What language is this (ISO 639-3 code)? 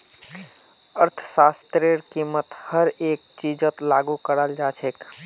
mag